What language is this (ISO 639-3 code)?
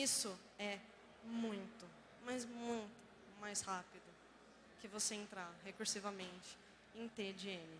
por